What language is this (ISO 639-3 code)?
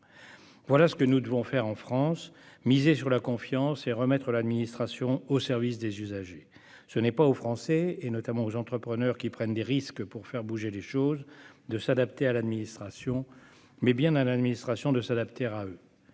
fra